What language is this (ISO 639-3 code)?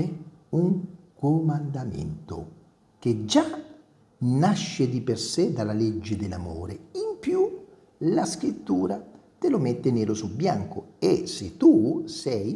ita